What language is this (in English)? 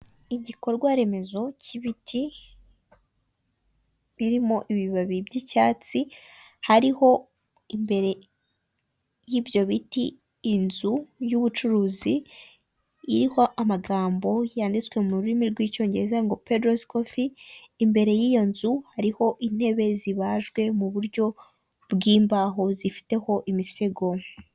Kinyarwanda